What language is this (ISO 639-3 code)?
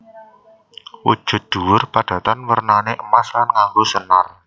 jav